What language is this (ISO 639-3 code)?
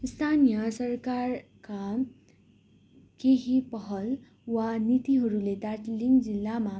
nep